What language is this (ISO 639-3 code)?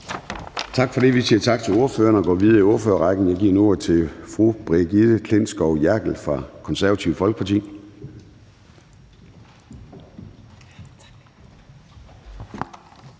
dan